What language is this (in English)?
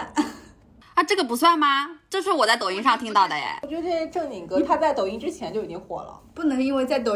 Chinese